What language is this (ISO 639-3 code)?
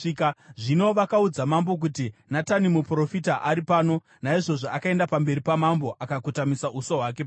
sna